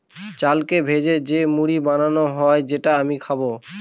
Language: Bangla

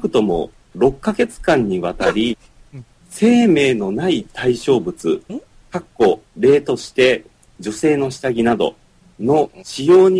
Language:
Japanese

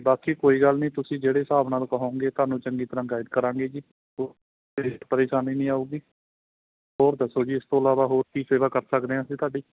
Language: Punjabi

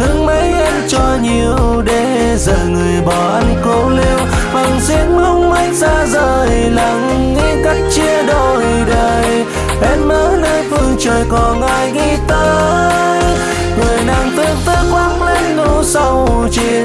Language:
Vietnamese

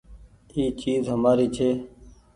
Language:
Goaria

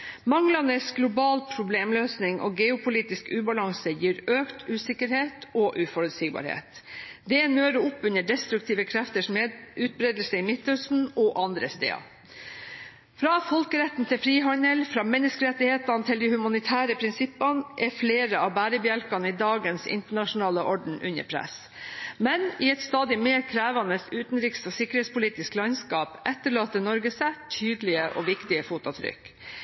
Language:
Norwegian Bokmål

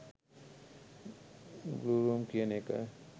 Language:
Sinhala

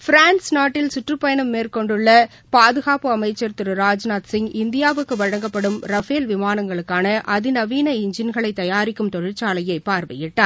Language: Tamil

